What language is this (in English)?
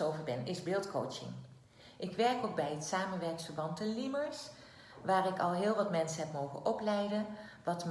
Dutch